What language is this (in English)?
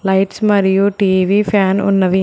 Telugu